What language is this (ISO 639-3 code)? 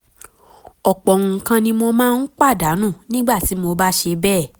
yor